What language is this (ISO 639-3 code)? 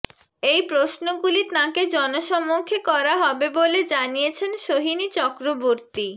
ben